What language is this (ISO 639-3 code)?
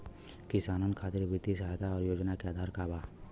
bho